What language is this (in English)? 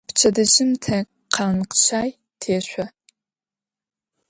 Adyghe